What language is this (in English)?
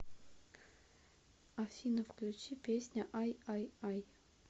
Russian